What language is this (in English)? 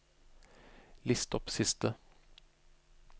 Norwegian